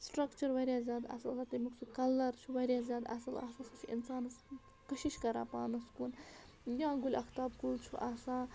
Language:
Kashmiri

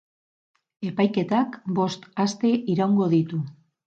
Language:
Basque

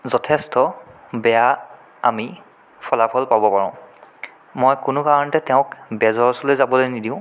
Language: Assamese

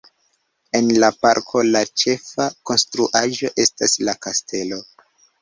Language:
Esperanto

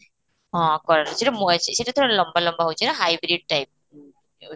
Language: Odia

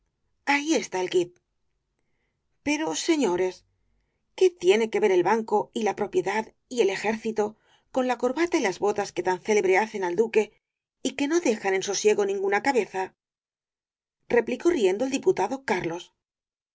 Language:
Spanish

